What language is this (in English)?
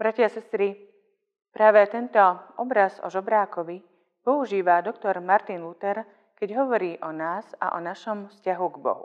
Slovak